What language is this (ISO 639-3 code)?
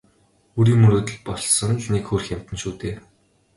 mon